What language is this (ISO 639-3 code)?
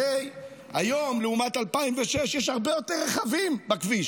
heb